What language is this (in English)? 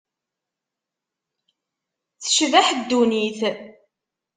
Kabyle